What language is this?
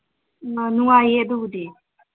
Manipuri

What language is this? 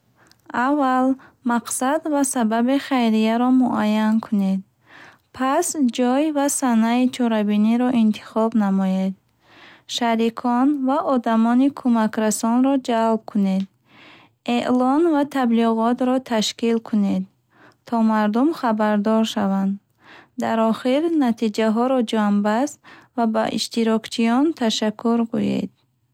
Bukharic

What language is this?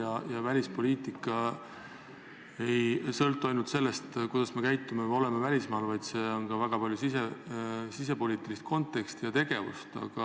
Estonian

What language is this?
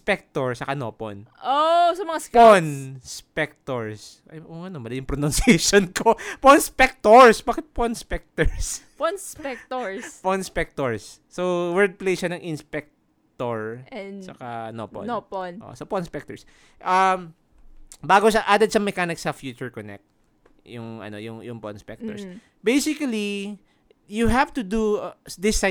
Filipino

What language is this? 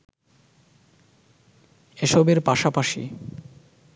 Bangla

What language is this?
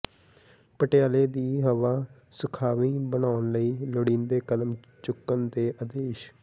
Punjabi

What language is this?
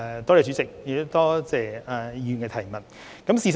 Cantonese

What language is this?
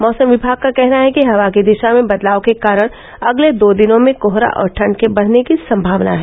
Hindi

